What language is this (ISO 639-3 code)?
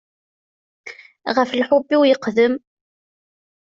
kab